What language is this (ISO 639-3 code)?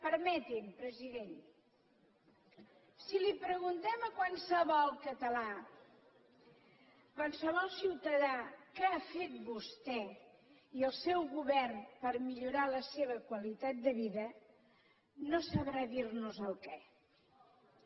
cat